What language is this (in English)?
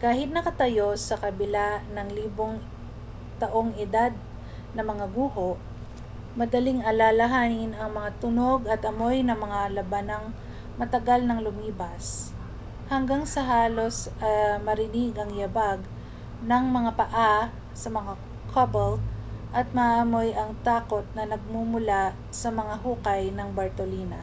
Filipino